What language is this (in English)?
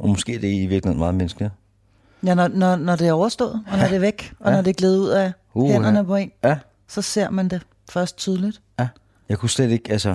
Danish